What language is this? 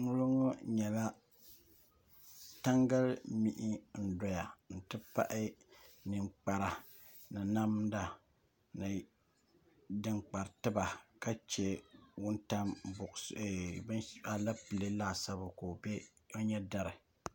Dagbani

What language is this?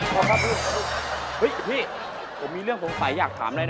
Thai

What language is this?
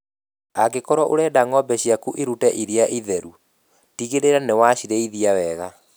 Kikuyu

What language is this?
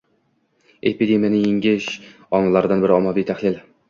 Uzbek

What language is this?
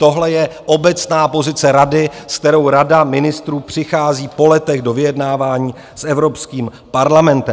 Czech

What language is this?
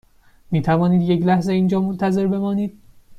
Persian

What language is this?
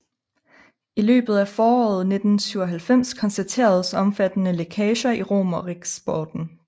Danish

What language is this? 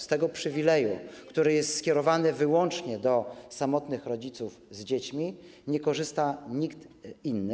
Polish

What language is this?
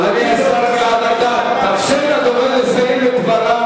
Hebrew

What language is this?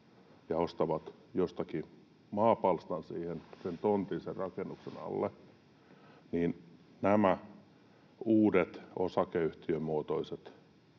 Finnish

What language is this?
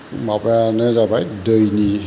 Bodo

